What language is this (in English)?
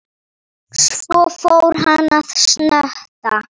Icelandic